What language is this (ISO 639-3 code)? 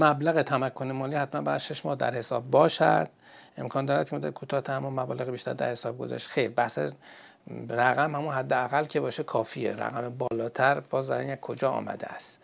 fas